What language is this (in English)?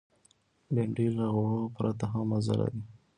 Pashto